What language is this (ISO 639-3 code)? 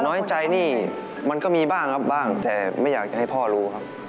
tha